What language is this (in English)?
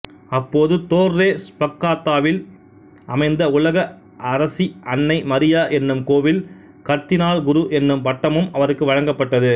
Tamil